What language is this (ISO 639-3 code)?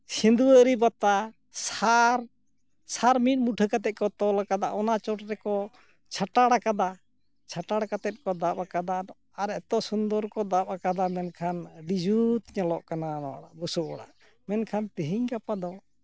sat